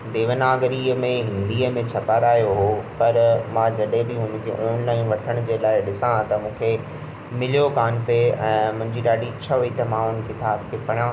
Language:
Sindhi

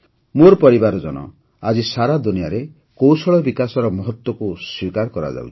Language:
Odia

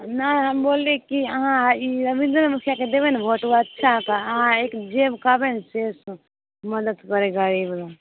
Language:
Maithili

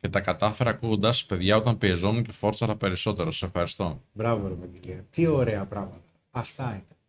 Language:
Greek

